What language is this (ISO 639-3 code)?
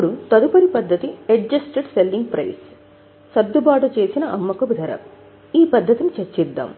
tel